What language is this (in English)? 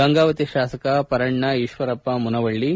Kannada